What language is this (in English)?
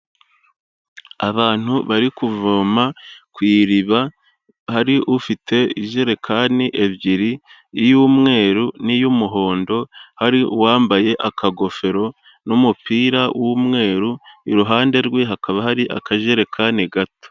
Kinyarwanda